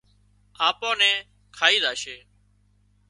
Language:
Wadiyara Koli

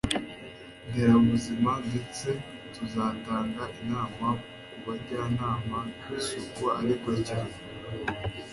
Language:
Kinyarwanda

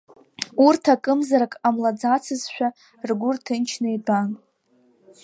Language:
Abkhazian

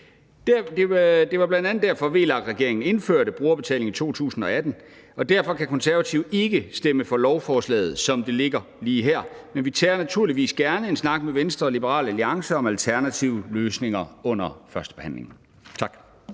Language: Danish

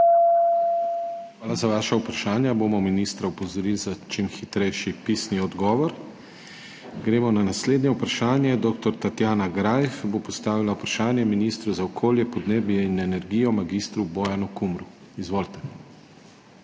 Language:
Slovenian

